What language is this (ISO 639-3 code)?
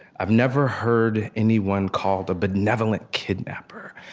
eng